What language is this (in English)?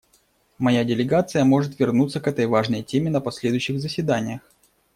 Russian